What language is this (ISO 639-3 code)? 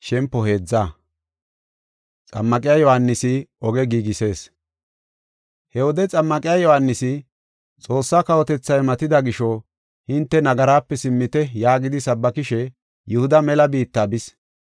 gof